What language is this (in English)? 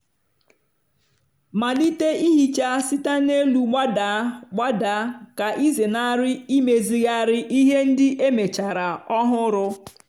Igbo